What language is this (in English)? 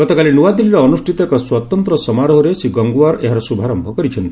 Odia